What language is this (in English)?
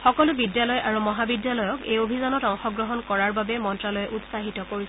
Assamese